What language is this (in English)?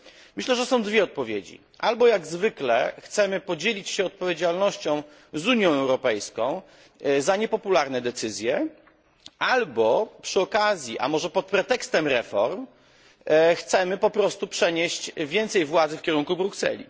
Polish